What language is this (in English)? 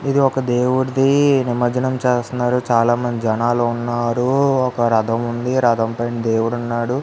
Telugu